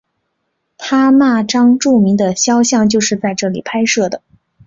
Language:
Chinese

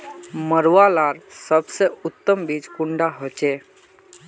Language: Magahi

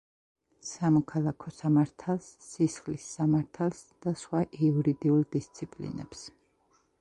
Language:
Georgian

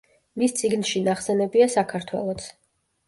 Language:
Georgian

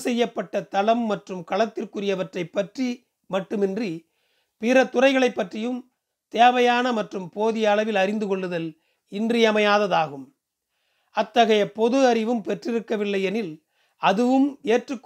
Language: Tamil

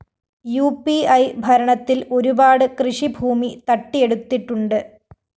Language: Malayalam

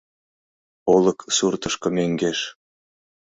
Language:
Mari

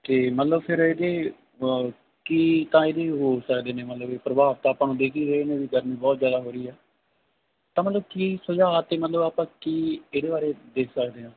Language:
Punjabi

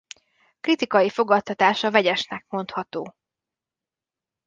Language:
Hungarian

